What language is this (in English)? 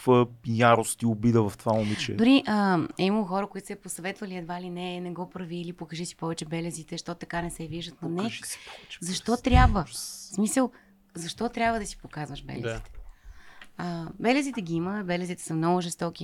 Bulgarian